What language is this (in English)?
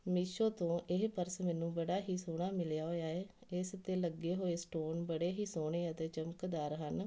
Punjabi